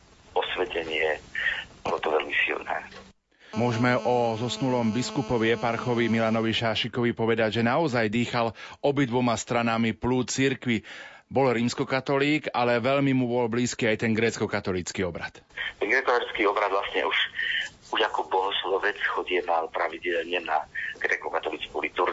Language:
Slovak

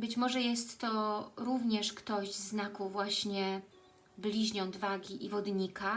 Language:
Polish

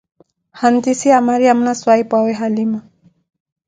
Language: Koti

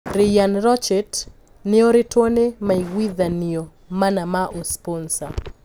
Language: Kikuyu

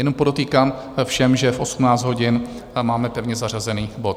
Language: Czech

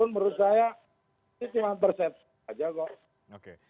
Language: Indonesian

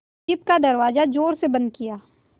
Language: Hindi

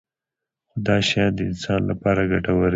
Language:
Pashto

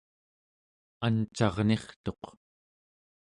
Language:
Central Yupik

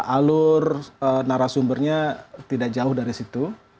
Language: Indonesian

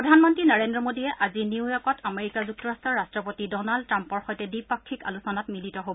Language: Assamese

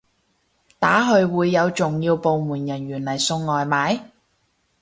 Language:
Cantonese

